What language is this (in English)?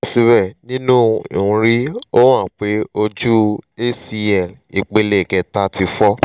Yoruba